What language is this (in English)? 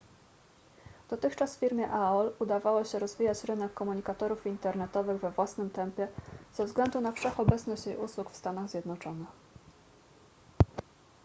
Polish